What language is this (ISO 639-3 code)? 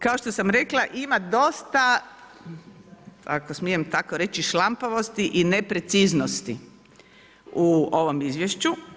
hrv